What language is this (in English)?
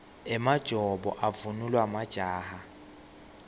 Swati